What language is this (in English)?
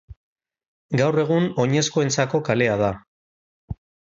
Basque